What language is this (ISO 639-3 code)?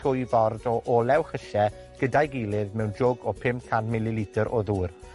cym